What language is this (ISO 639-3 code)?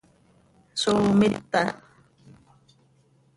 sei